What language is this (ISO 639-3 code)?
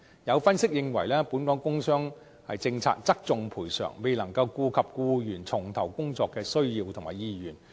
yue